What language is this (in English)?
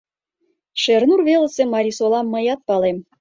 Mari